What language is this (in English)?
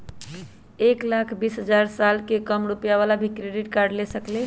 Magahi